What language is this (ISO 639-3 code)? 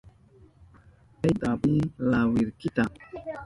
qup